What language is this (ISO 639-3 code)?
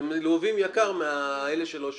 heb